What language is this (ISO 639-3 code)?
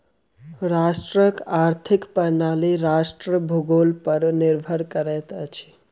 mai